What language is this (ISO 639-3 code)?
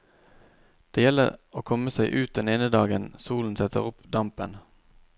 nor